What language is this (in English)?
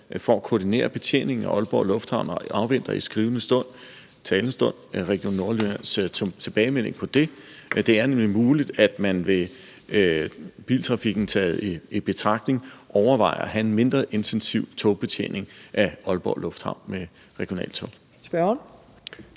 Danish